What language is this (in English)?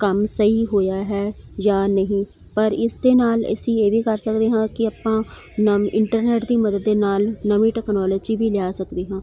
Punjabi